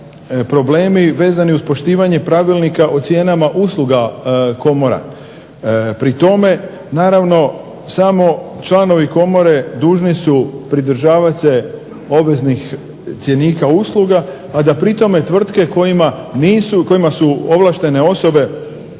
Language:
Croatian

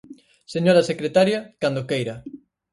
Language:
Galician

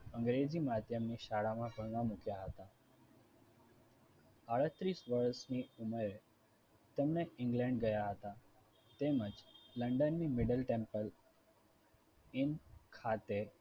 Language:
Gujarati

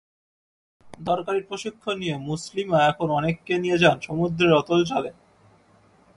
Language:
Bangla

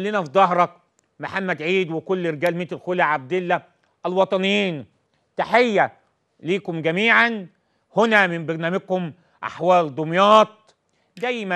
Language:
Arabic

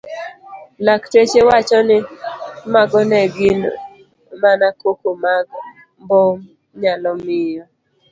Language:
Luo (Kenya and Tanzania)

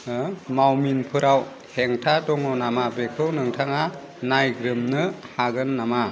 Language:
Bodo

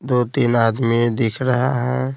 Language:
Hindi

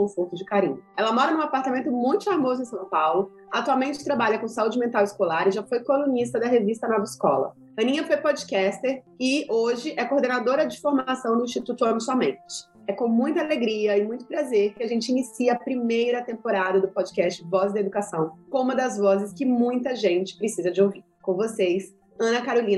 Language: Portuguese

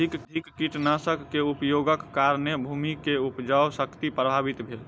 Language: Maithili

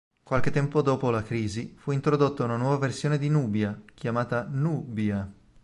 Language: Italian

